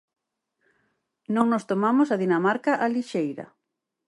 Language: Galician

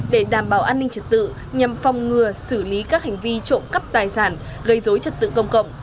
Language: Vietnamese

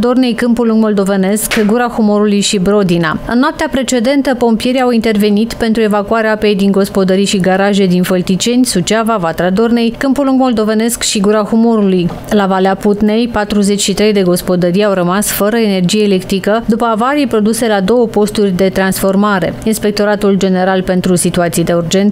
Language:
Romanian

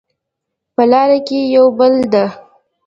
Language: Pashto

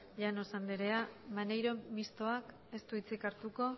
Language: Basque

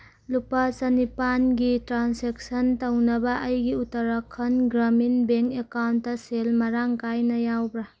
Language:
Manipuri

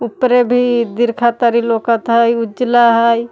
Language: Magahi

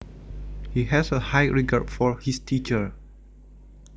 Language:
Javanese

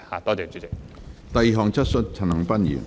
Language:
Cantonese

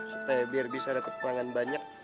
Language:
Indonesian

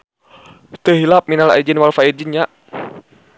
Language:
Sundanese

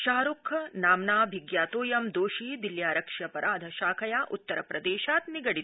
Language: Sanskrit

